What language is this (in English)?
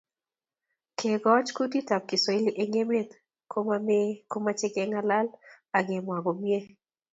Kalenjin